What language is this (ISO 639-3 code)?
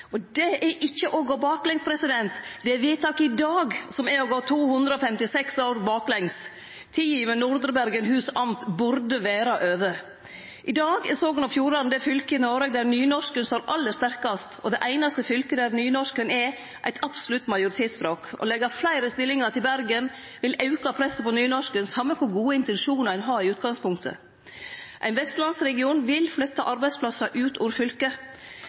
nno